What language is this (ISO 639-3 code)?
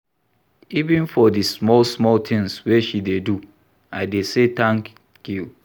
pcm